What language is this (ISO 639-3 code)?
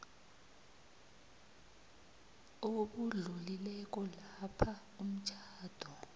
nbl